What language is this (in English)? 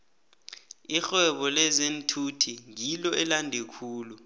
South Ndebele